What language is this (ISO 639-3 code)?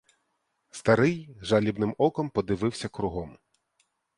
ukr